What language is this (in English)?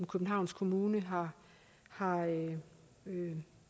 Danish